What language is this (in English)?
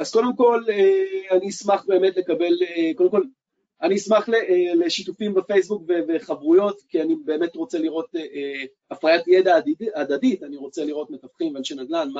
Hebrew